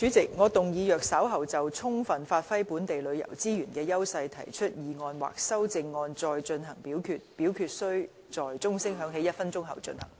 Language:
Cantonese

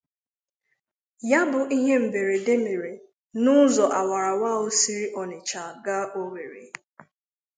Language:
Igbo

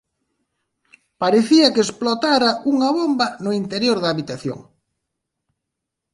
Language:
Galician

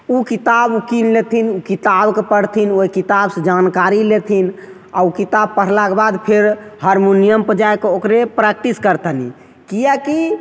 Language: Maithili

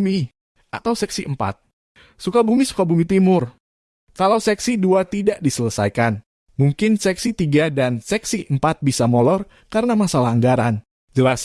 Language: Indonesian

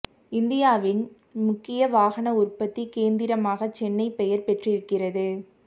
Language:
Tamil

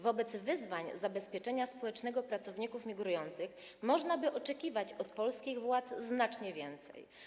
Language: Polish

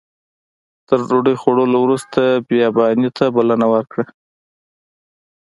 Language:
Pashto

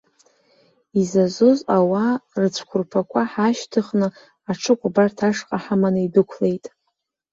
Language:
Abkhazian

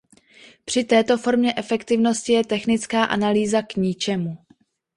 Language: Czech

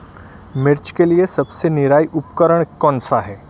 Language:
Hindi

